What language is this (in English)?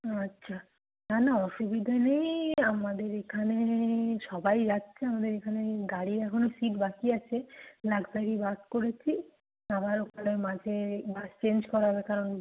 Bangla